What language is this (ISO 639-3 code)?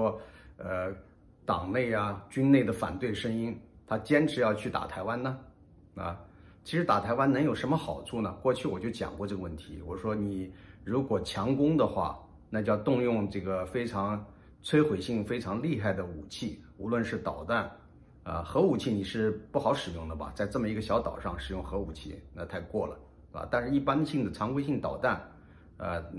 zho